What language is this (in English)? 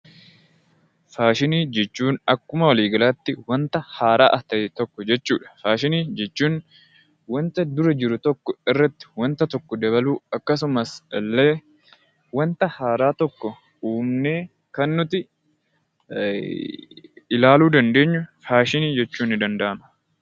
Oromo